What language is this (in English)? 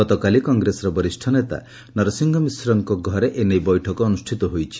Odia